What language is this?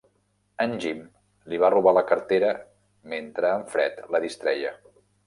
Catalan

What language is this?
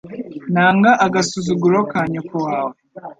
Kinyarwanda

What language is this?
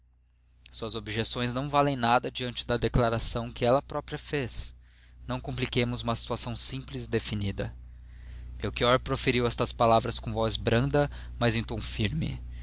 Portuguese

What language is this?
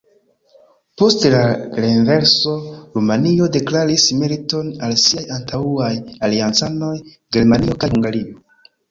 Esperanto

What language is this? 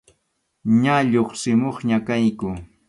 Arequipa-La Unión Quechua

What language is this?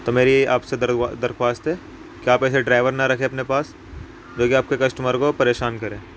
Urdu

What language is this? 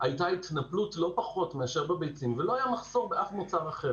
Hebrew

